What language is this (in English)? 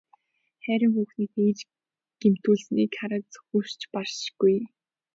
Mongolian